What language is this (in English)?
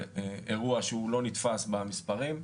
Hebrew